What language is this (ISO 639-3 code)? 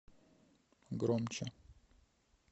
rus